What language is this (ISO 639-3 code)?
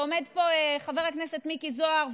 heb